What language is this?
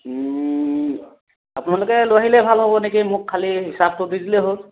Assamese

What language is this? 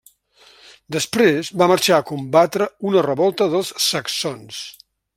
Catalan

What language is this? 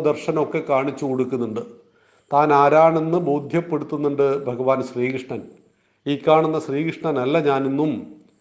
Malayalam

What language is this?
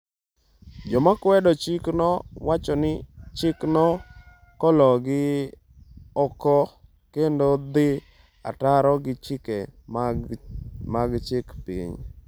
Luo (Kenya and Tanzania)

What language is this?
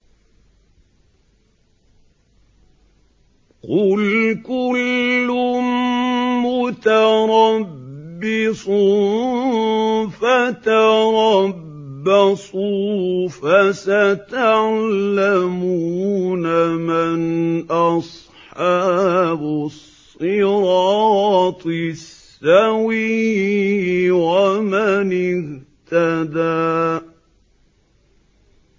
Arabic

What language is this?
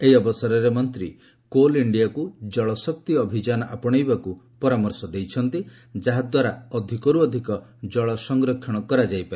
Odia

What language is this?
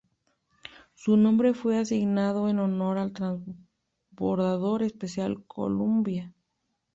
Spanish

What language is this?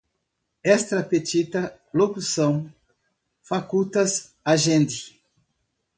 Portuguese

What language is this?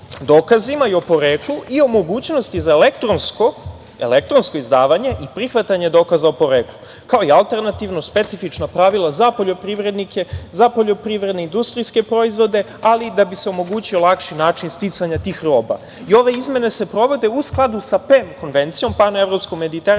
Serbian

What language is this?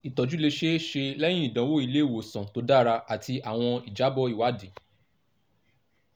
Yoruba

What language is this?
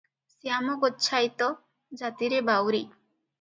Odia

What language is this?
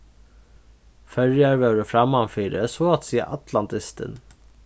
Faroese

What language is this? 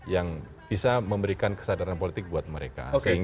Indonesian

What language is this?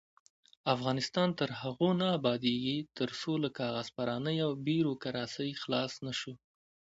Pashto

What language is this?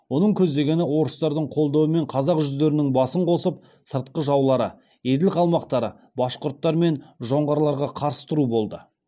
Kazakh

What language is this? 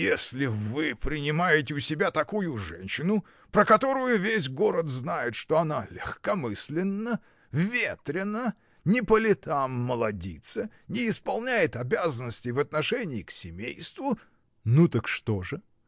Russian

